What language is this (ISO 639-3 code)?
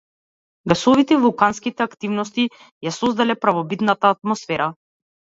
mkd